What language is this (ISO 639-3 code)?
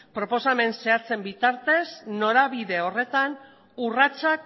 eus